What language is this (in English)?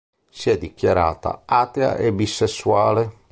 Italian